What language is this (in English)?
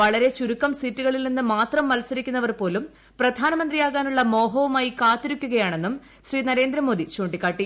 Malayalam